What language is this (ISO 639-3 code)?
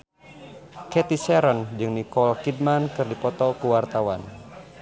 sun